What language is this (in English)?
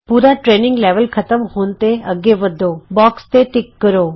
Punjabi